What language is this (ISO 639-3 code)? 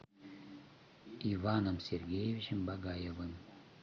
rus